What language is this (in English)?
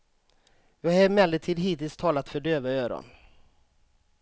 Swedish